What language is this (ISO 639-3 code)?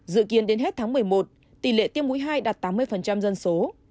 vie